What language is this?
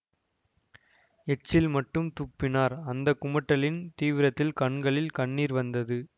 Tamil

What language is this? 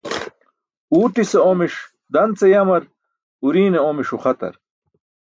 Burushaski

